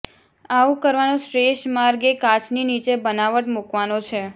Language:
Gujarati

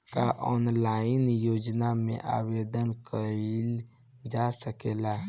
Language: Bhojpuri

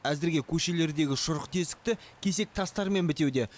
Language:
Kazakh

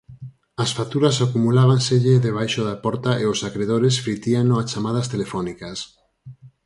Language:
Galician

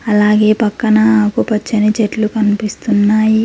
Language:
Telugu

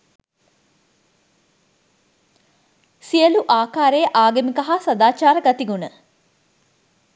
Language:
Sinhala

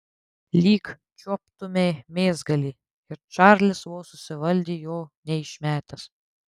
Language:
Lithuanian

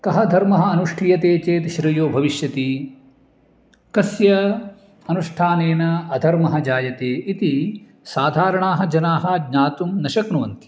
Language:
Sanskrit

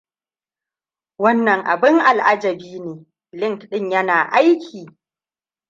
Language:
Hausa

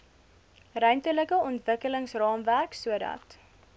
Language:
Afrikaans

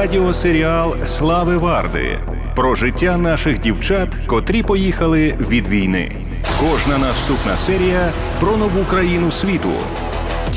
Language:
Ukrainian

